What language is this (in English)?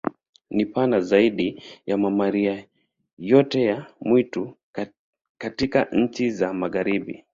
Swahili